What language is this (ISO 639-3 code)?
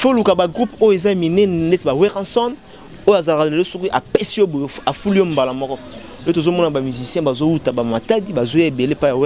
fra